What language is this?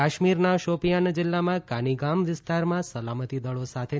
Gujarati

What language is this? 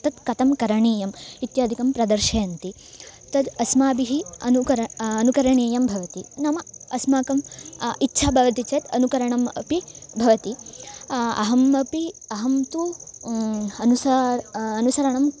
Sanskrit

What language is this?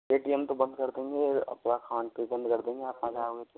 Hindi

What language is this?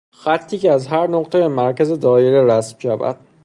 Persian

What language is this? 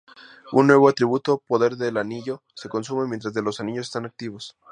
Spanish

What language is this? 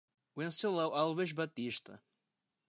Portuguese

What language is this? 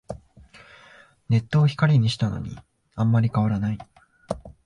Japanese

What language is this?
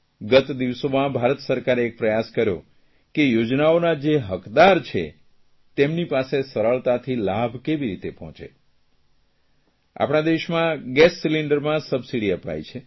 Gujarati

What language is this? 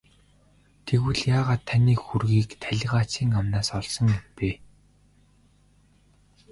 Mongolian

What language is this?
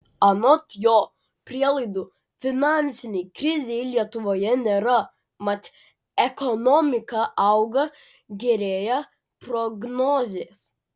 Lithuanian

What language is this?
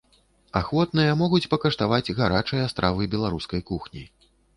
Belarusian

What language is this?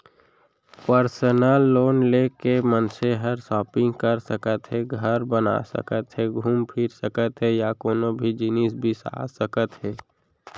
Chhattisgarhi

